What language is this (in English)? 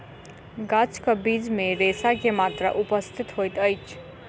Maithili